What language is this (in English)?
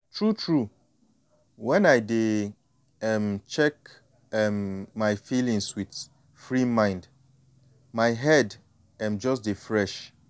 Nigerian Pidgin